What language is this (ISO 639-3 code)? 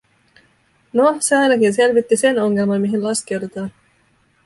fin